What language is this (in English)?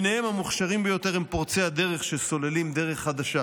Hebrew